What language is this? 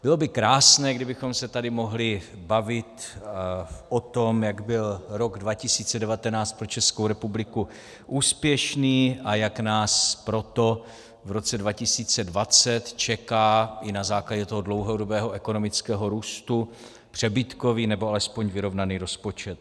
Czech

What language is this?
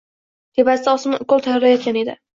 Uzbek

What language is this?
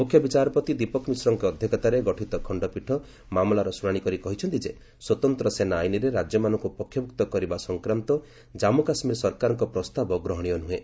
Odia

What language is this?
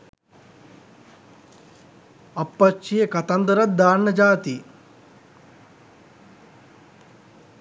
Sinhala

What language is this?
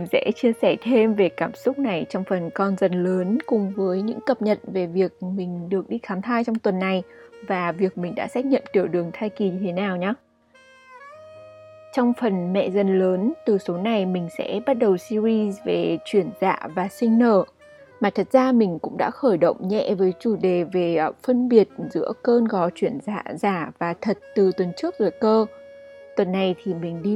Vietnamese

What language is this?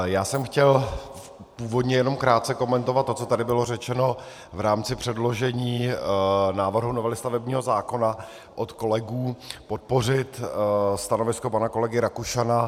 Czech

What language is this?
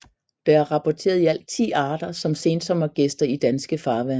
Danish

